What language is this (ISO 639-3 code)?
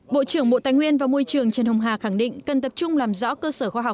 vie